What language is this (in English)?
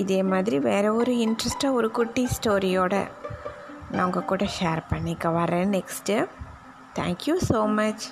Tamil